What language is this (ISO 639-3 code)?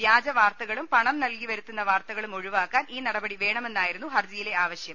mal